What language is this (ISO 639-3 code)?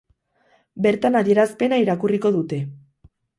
eus